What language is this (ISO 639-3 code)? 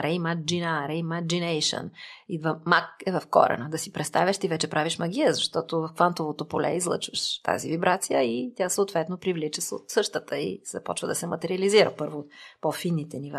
bul